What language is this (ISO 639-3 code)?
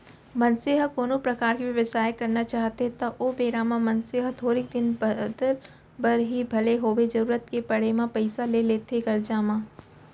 hne